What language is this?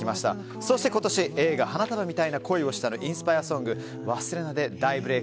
Japanese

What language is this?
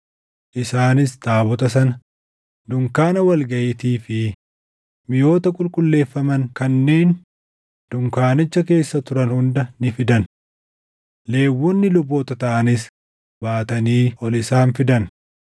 Oromo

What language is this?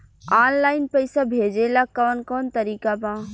Bhojpuri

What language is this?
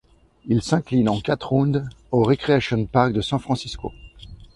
French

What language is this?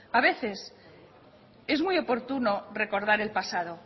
Spanish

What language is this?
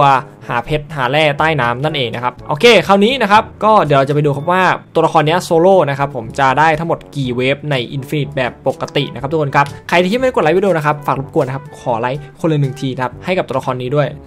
Thai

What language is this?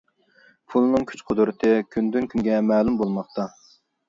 Uyghur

